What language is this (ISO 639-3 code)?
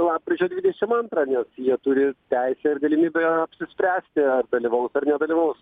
lit